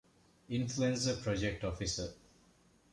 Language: Divehi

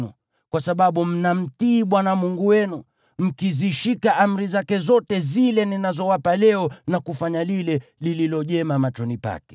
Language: Swahili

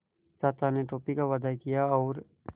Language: Hindi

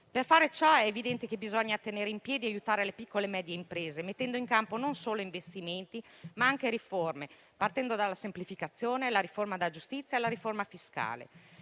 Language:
Italian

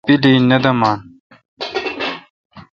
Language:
Kalkoti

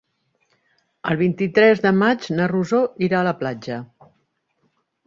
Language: Catalan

